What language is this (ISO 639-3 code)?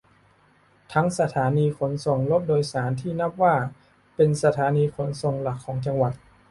tha